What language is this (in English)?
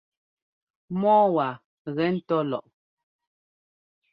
Ngomba